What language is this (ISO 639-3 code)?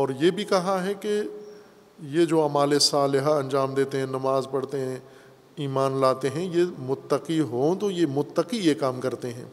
urd